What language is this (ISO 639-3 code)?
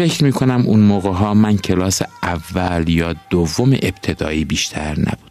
fas